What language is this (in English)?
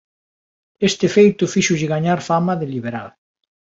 Galician